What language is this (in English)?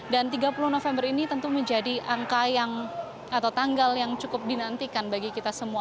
Indonesian